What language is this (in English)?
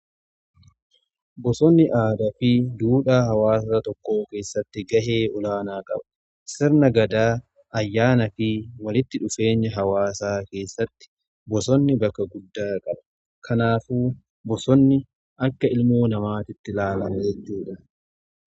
Oromo